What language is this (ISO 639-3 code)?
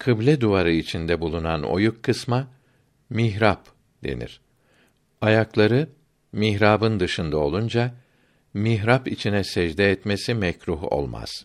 tur